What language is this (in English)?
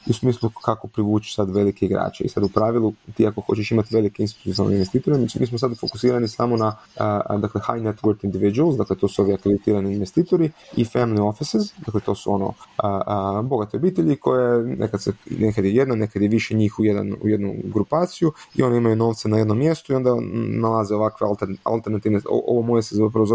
Croatian